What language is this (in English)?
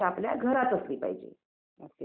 Marathi